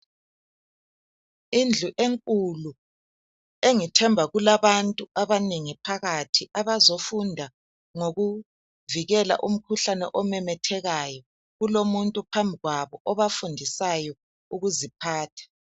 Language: North Ndebele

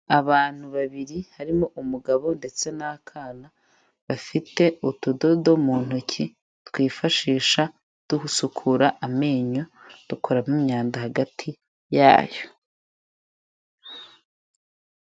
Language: Kinyarwanda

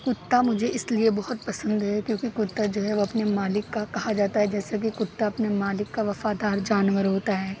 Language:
Urdu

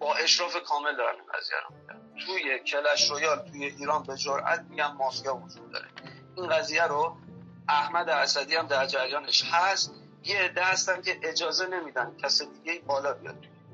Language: Persian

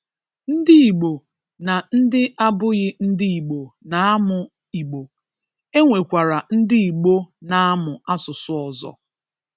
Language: Igbo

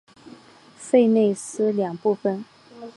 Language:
Chinese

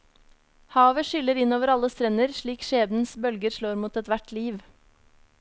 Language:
Norwegian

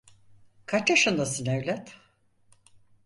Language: Turkish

